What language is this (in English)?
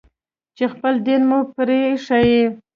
Pashto